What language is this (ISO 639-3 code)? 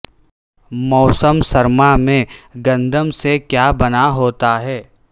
urd